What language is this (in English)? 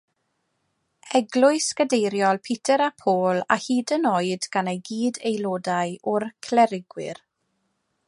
Welsh